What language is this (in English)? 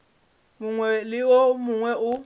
Northern Sotho